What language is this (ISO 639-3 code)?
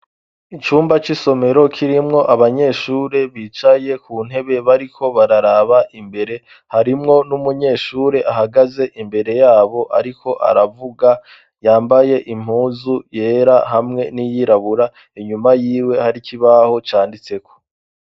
run